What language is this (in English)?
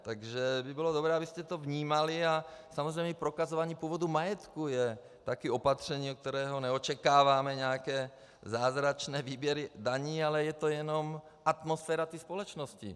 Czech